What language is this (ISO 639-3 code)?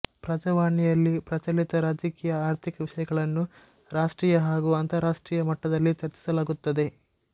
kan